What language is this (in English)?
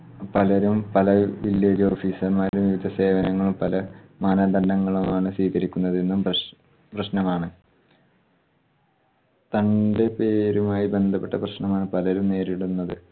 Malayalam